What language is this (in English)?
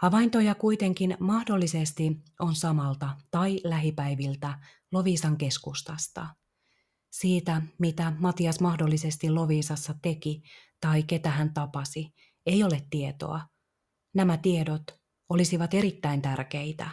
Finnish